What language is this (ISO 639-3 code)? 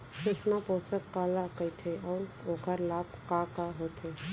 hne